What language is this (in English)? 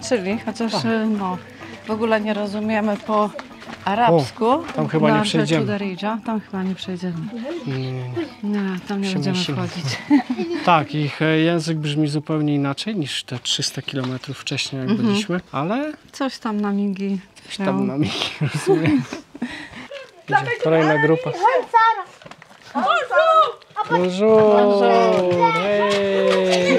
Polish